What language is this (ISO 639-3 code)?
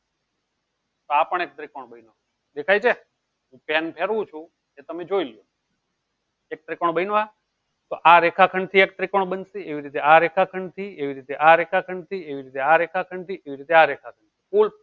guj